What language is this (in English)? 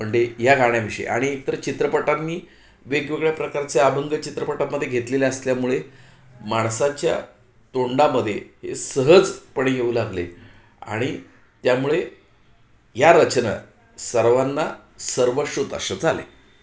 Marathi